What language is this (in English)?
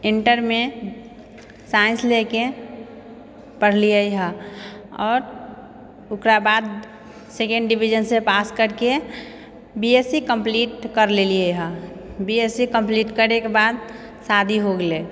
Maithili